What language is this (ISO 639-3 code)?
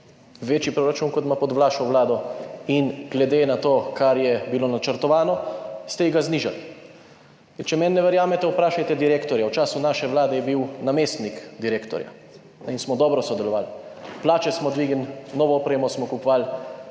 slv